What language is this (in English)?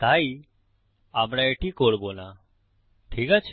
Bangla